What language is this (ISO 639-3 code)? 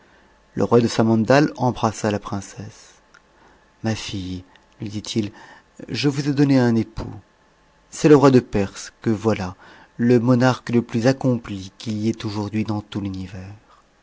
fra